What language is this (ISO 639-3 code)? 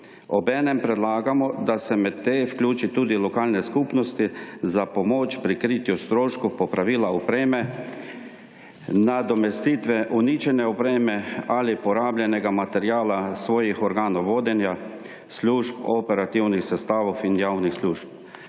slv